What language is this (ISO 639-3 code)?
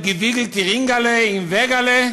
heb